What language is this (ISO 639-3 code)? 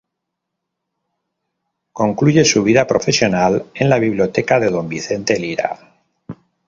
spa